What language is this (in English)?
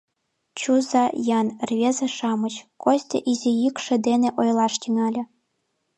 Mari